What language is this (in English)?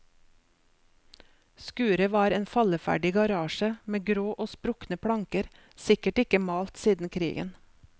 Norwegian